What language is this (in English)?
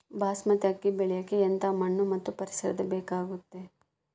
Kannada